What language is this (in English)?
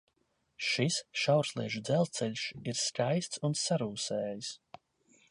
Latvian